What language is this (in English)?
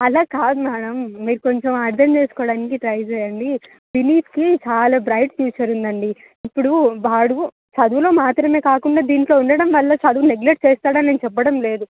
Telugu